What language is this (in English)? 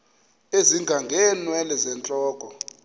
Xhosa